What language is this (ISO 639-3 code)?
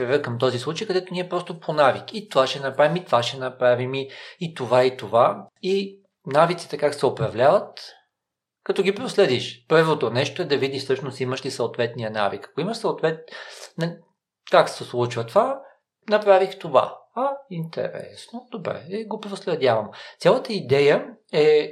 bul